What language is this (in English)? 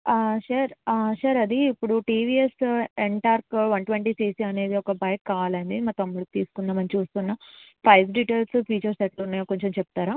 Telugu